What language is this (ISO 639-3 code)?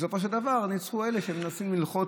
heb